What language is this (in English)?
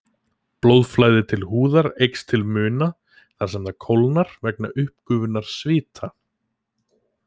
Icelandic